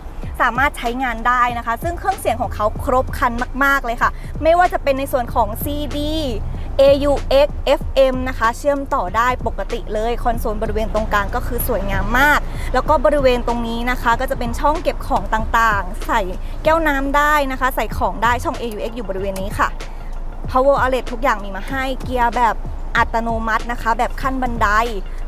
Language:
Thai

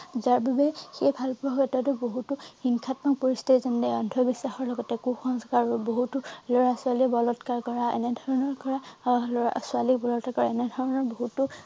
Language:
Assamese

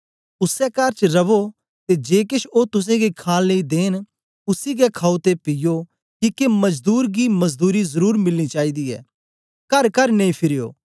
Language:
Dogri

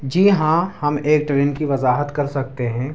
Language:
Urdu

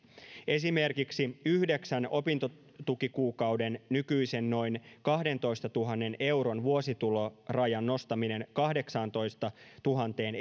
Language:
Finnish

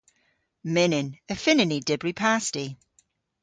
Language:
Cornish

